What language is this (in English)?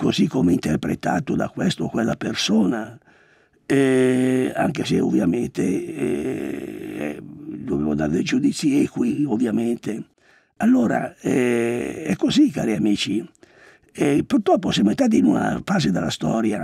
Italian